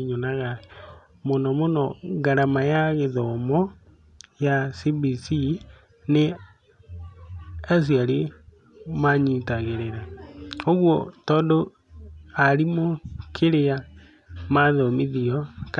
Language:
Kikuyu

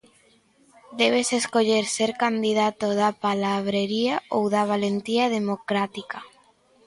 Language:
Galician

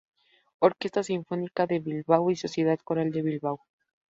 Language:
Spanish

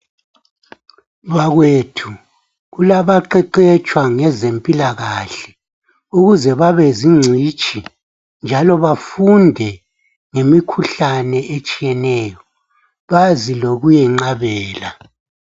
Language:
North Ndebele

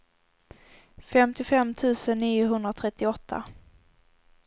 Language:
Swedish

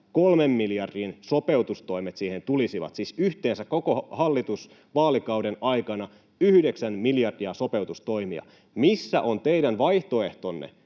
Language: Finnish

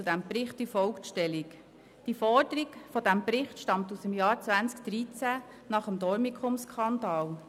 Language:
Swiss German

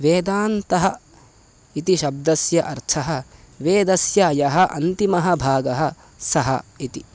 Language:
Sanskrit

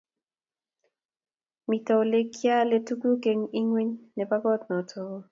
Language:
Kalenjin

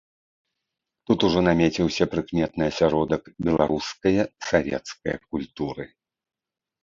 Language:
Belarusian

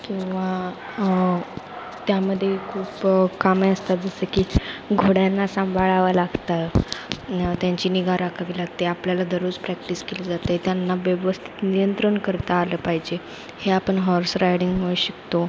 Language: Marathi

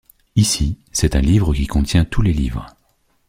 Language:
French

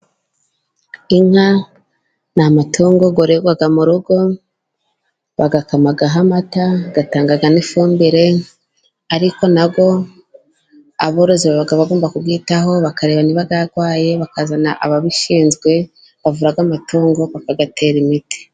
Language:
Kinyarwanda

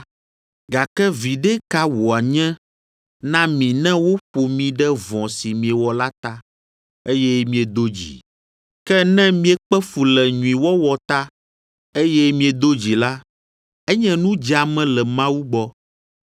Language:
Ewe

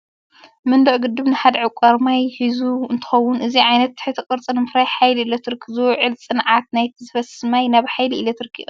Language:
Tigrinya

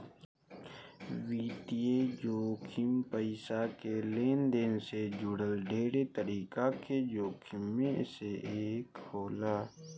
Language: Bhojpuri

